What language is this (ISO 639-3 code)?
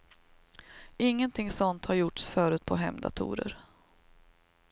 swe